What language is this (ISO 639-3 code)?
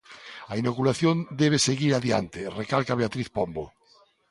glg